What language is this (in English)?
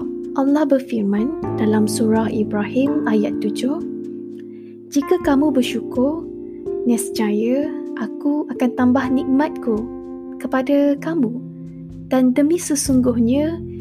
Malay